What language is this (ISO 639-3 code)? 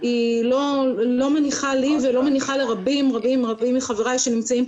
heb